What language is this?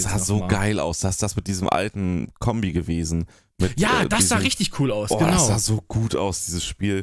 German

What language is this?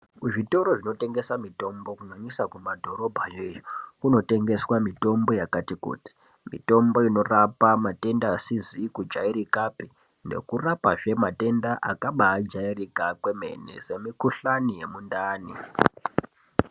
Ndau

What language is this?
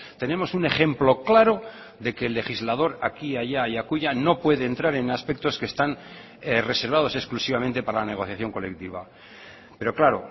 Spanish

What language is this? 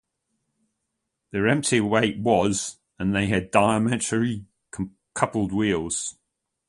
English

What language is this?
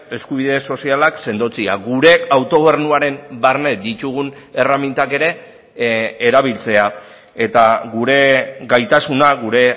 Basque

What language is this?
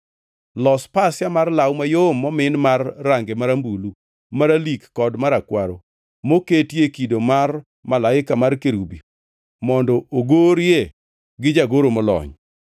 Luo (Kenya and Tanzania)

